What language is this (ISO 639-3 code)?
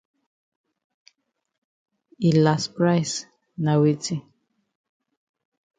wes